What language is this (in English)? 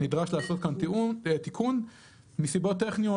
Hebrew